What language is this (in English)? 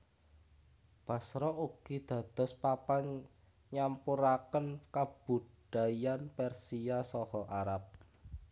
Javanese